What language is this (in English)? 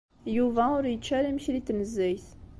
Kabyle